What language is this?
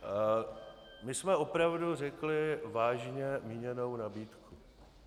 Czech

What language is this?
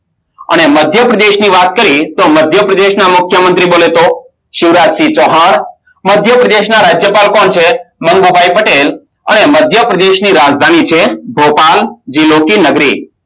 Gujarati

